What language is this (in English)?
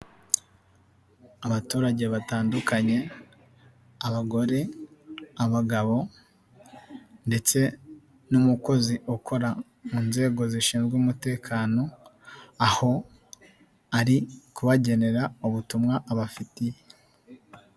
Kinyarwanda